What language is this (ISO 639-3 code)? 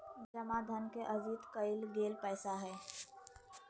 mag